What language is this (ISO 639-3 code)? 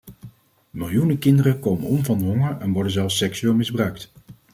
nld